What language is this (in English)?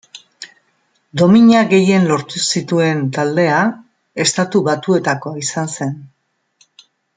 Basque